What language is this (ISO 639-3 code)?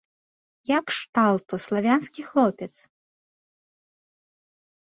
bel